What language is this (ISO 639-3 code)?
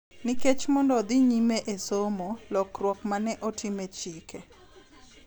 luo